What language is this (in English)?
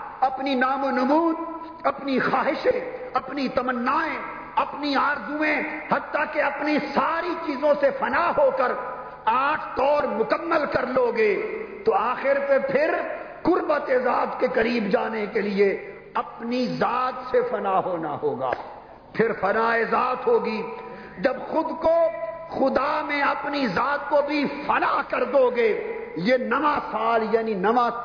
Urdu